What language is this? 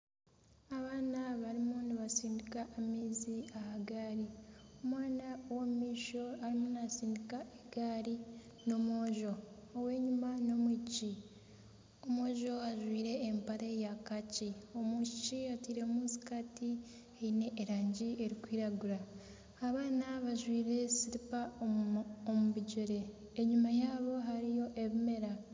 Nyankole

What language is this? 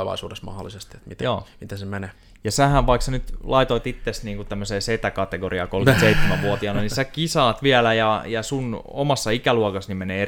Finnish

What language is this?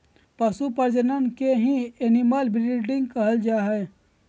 Magahi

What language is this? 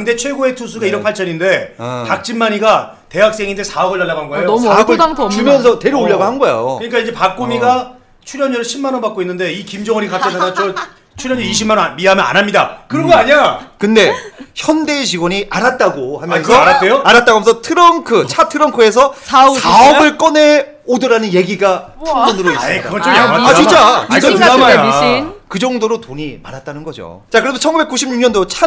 Korean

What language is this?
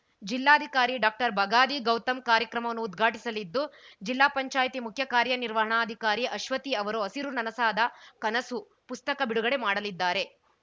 Kannada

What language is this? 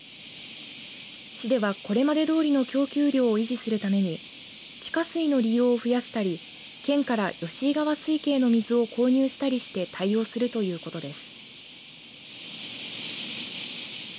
Japanese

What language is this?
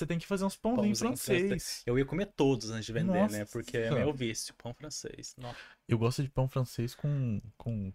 Portuguese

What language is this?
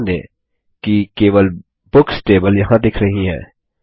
Hindi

